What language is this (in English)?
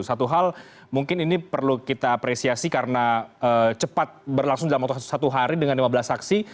Indonesian